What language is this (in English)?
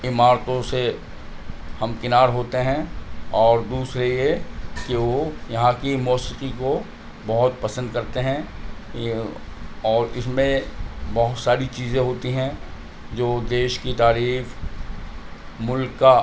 Urdu